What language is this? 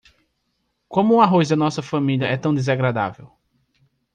Portuguese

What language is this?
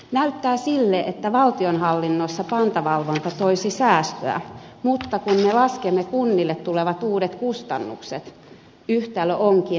Finnish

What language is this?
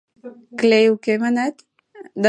Mari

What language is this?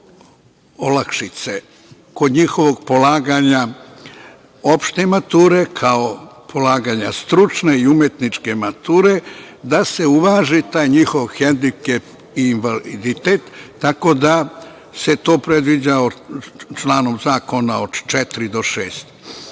Serbian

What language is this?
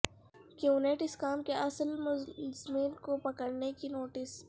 Urdu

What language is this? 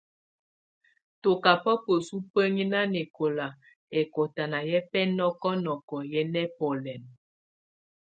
Tunen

